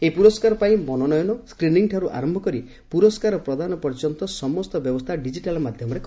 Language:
Odia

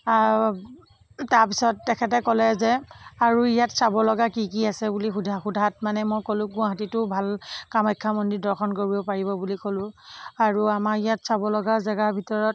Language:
Assamese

